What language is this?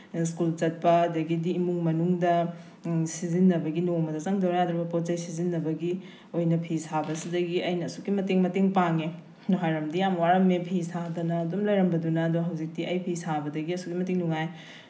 Manipuri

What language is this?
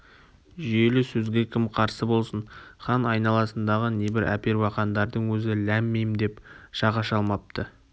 Kazakh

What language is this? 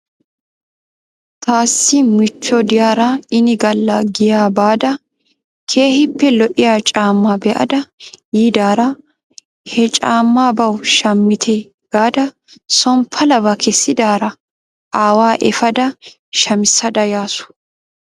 Wolaytta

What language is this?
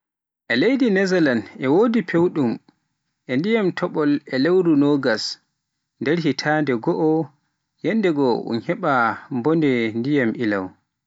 Pular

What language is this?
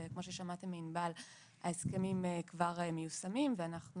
Hebrew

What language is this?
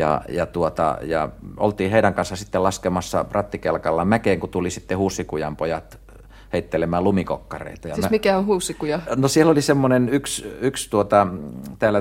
Finnish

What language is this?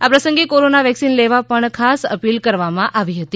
Gujarati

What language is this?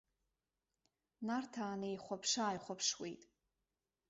Abkhazian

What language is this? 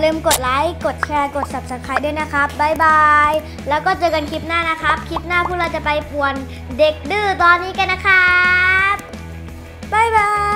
Thai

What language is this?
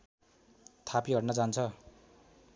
Nepali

